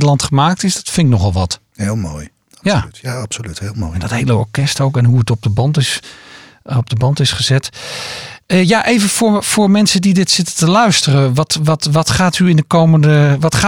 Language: Dutch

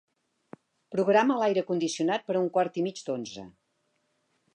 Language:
Catalan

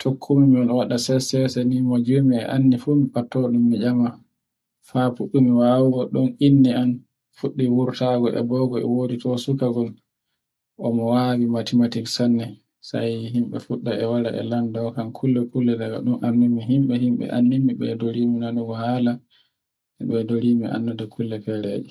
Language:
Borgu Fulfulde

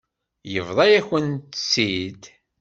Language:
Kabyle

